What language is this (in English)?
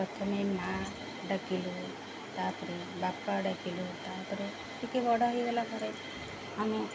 Odia